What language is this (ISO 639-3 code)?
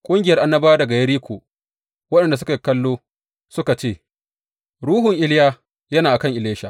hau